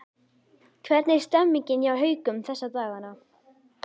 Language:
Icelandic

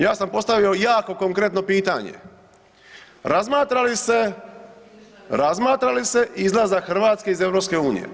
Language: Croatian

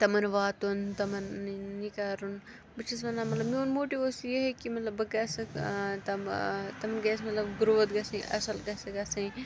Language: Kashmiri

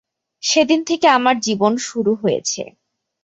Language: Bangla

